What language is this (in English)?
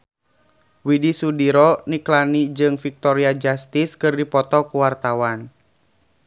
Sundanese